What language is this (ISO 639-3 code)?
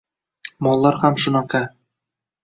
uzb